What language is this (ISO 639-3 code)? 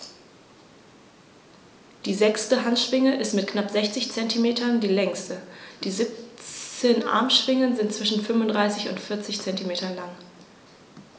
deu